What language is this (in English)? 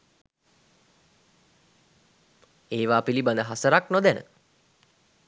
Sinhala